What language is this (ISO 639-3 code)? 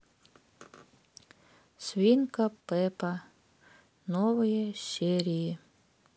rus